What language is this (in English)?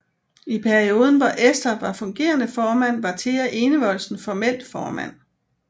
Danish